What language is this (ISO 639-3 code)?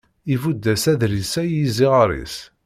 kab